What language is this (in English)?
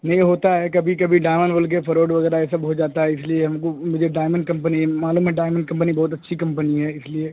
Urdu